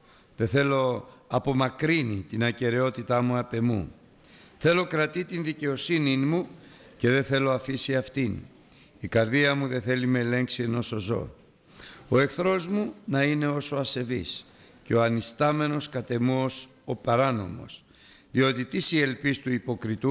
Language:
Greek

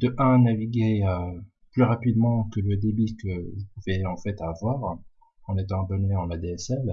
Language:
French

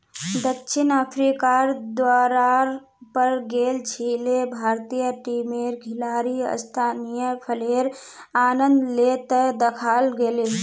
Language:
Magahi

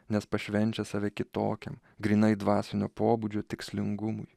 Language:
Lithuanian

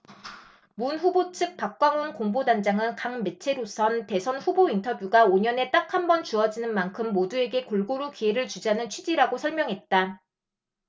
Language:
Korean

